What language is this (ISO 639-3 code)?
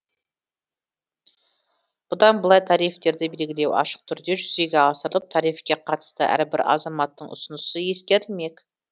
kaz